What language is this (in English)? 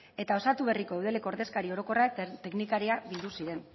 Basque